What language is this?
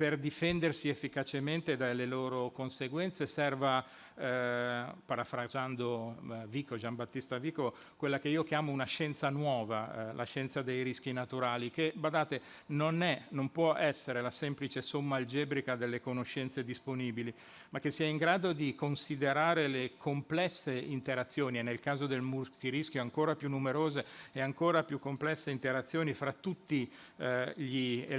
Italian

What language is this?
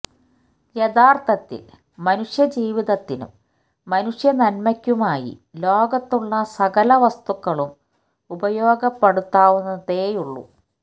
Malayalam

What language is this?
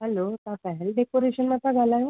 Sindhi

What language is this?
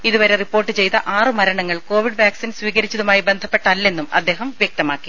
Malayalam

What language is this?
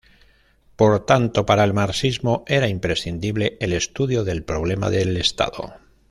Spanish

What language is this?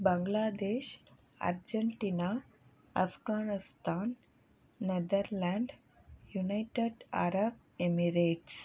Tamil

